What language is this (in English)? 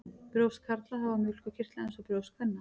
Icelandic